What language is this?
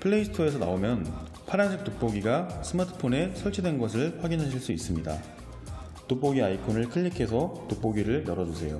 Korean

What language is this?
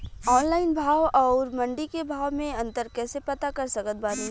Bhojpuri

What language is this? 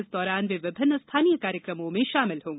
Hindi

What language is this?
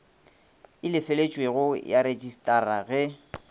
Northern Sotho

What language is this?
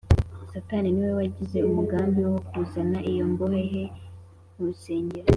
Kinyarwanda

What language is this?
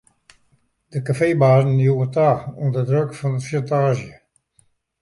Western Frisian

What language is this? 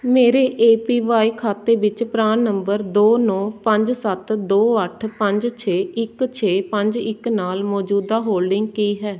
Punjabi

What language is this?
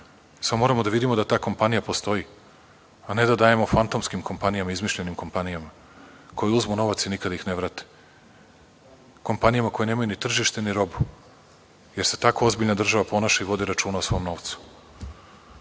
Serbian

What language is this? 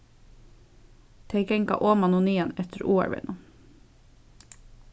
Faroese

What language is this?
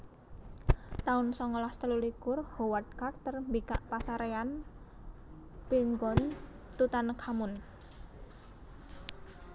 Javanese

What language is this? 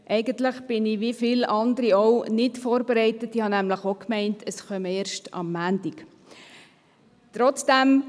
Swiss German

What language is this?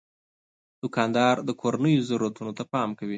Pashto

